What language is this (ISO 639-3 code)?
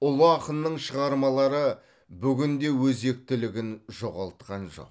kaz